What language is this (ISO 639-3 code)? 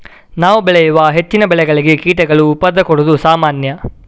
kan